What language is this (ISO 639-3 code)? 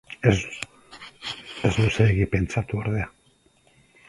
eus